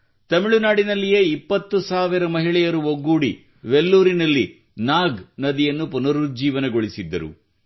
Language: Kannada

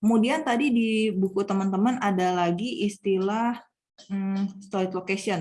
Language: Indonesian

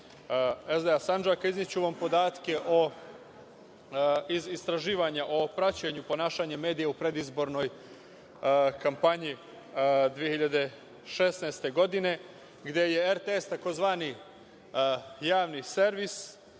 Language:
Serbian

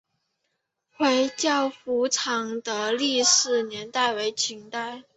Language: Chinese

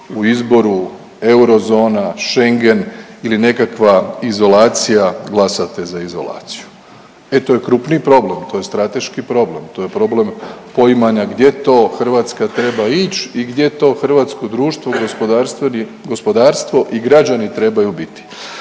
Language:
Croatian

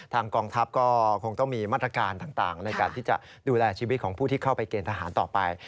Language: Thai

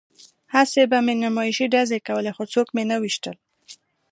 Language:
Pashto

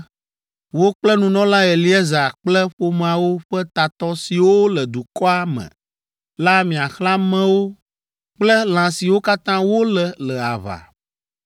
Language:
Ewe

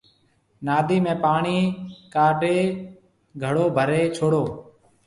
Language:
Marwari (Pakistan)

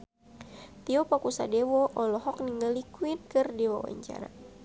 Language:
Sundanese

